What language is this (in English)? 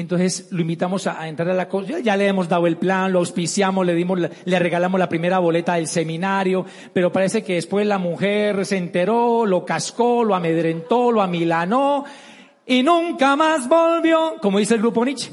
Spanish